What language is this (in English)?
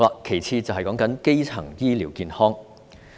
Cantonese